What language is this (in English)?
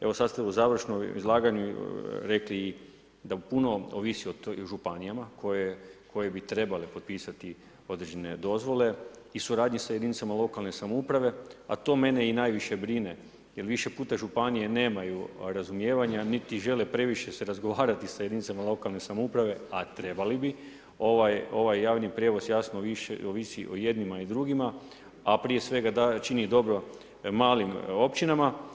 Croatian